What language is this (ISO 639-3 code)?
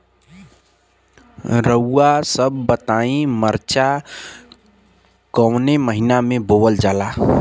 bho